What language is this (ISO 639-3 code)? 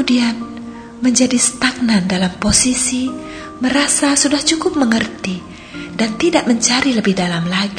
ind